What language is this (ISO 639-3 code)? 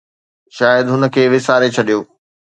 snd